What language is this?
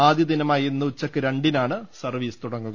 Malayalam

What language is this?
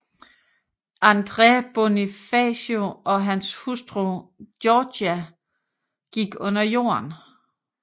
Danish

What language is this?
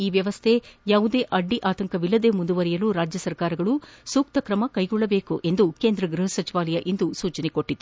Kannada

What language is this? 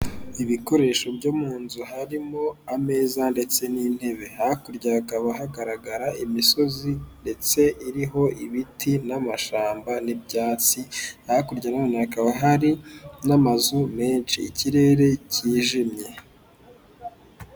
Kinyarwanda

